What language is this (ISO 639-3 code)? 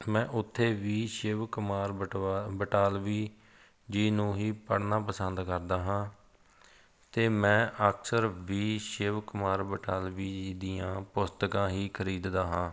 pan